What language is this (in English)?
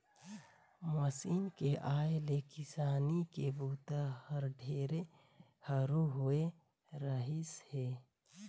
Chhattisgarhi